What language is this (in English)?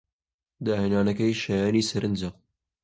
Central Kurdish